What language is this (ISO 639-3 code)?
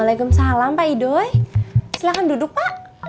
ind